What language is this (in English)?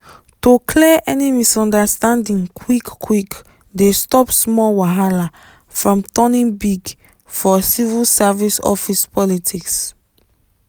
Nigerian Pidgin